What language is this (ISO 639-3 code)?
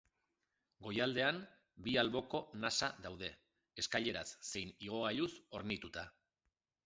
eus